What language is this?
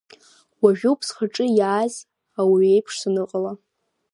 Abkhazian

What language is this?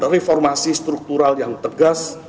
Indonesian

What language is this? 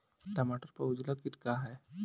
Bhojpuri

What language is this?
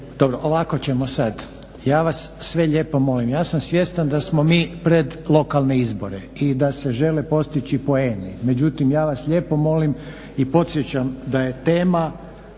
Croatian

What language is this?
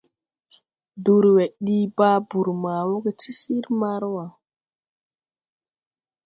Tupuri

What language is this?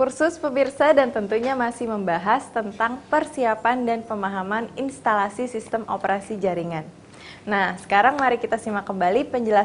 Indonesian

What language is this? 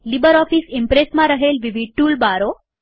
Gujarati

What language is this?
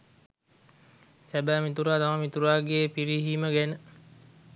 Sinhala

